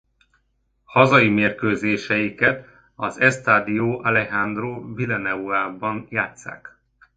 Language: Hungarian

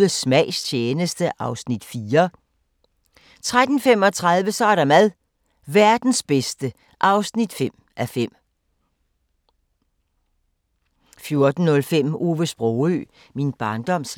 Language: Danish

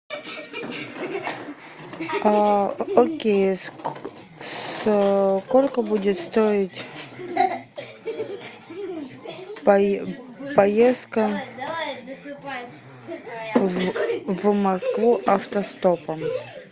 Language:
Russian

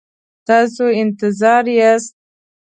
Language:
Pashto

